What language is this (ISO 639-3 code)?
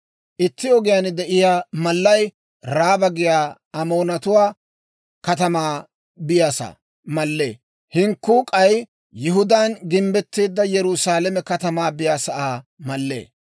dwr